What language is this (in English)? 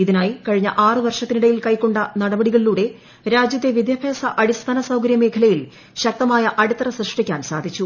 Malayalam